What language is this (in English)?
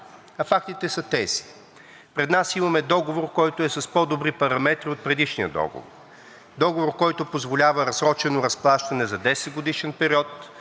Bulgarian